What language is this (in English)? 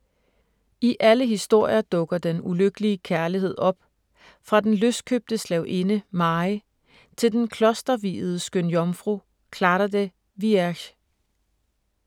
Danish